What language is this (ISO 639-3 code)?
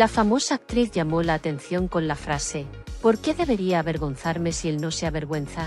spa